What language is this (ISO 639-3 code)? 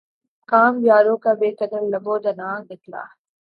urd